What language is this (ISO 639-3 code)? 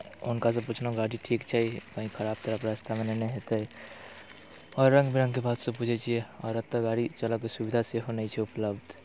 mai